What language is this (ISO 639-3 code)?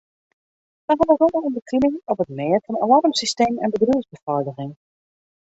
fry